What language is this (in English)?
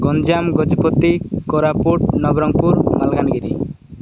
Odia